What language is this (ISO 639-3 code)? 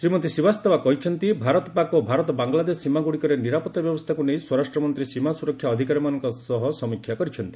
ori